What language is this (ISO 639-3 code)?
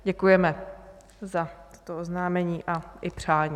ces